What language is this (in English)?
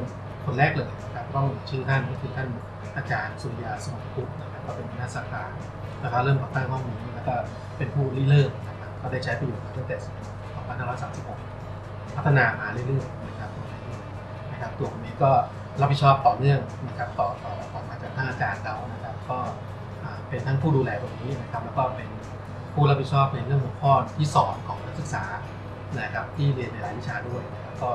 Thai